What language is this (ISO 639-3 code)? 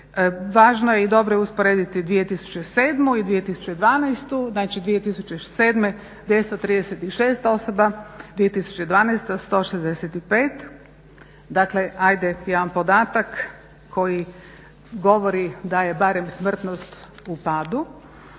hrv